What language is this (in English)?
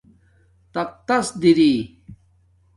Domaaki